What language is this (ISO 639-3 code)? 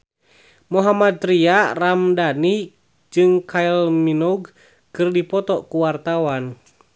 sun